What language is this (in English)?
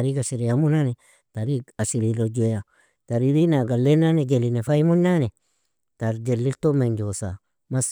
Nobiin